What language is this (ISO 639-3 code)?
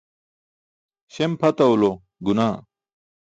bsk